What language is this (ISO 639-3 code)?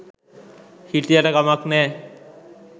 sin